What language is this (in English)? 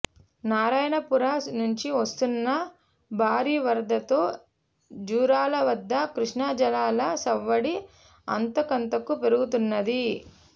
Telugu